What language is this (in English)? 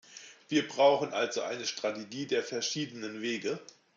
German